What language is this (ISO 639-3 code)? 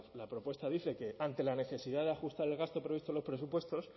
spa